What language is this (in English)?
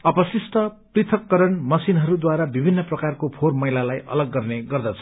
Nepali